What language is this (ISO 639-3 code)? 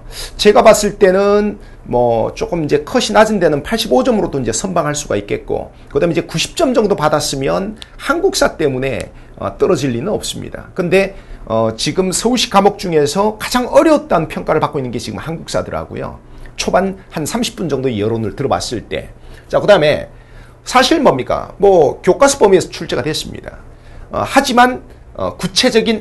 kor